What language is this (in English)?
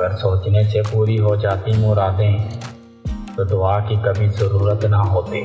Urdu